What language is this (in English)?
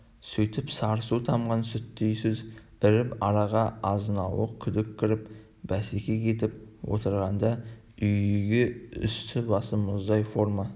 Kazakh